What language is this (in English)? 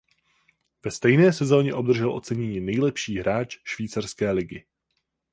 Czech